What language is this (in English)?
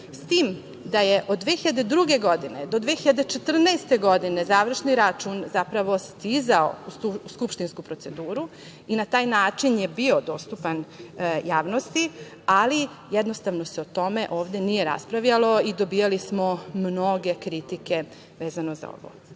Serbian